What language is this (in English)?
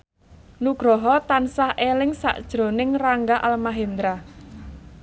Javanese